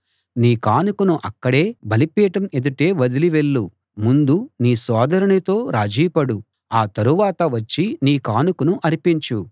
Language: Telugu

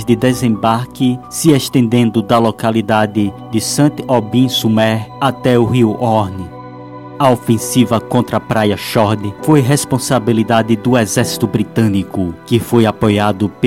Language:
Portuguese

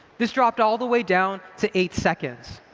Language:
English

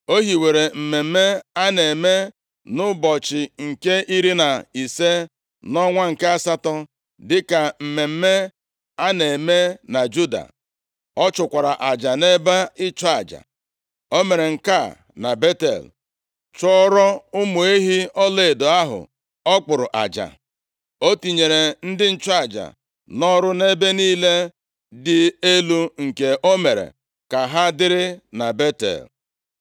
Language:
Igbo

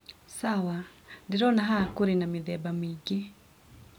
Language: Kikuyu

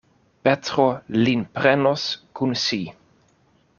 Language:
Esperanto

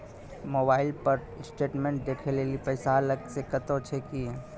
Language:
Maithili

